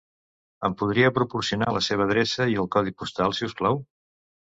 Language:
Catalan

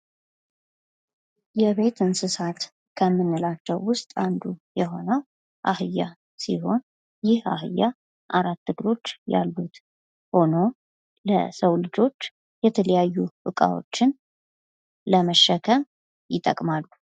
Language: Amharic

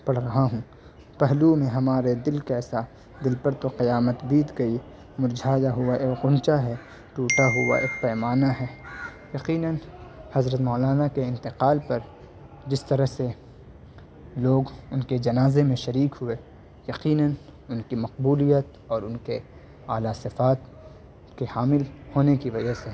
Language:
Urdu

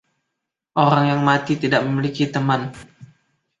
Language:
Indonesian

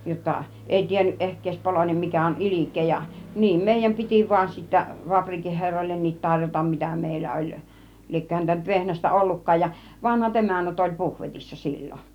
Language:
Finnish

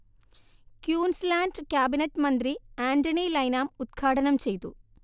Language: Malayalam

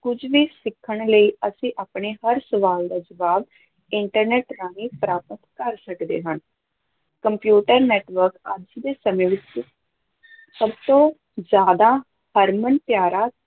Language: Punjabi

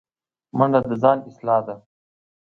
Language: Pashto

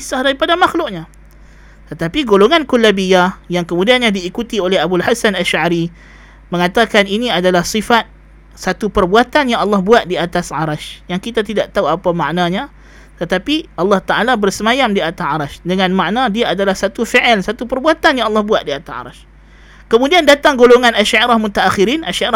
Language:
Malay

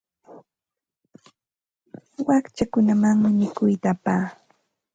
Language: Santa Ana de Tusi Pasco Quechua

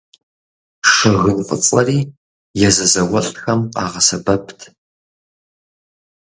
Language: Kabardian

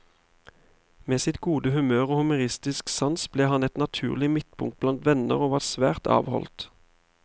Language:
Norwegian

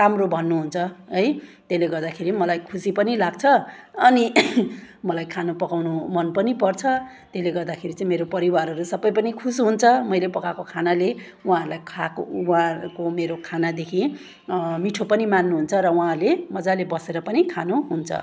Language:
Nepali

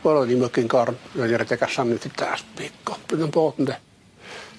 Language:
Welsh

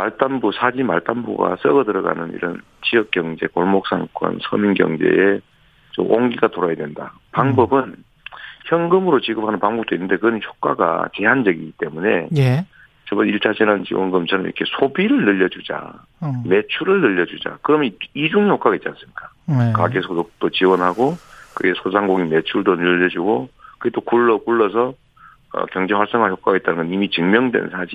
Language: Korean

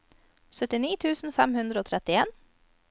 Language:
Norwegian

